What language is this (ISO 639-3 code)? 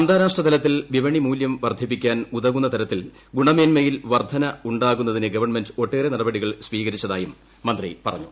mal